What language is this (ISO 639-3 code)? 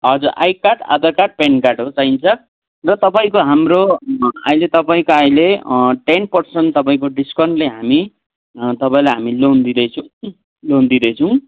nep